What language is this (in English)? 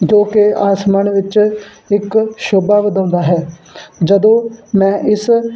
Punjabi